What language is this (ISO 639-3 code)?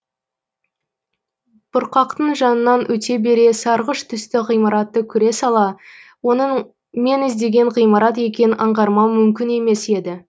kaz